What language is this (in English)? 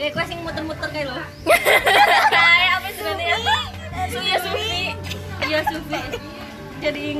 Indonesian